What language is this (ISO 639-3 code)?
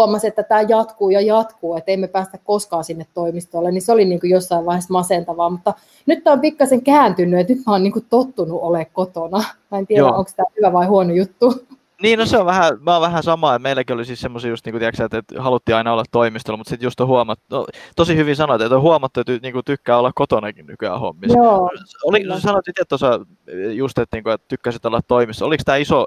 fin